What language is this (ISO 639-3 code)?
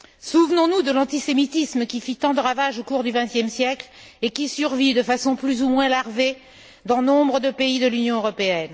fra